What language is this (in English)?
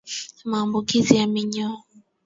Swahili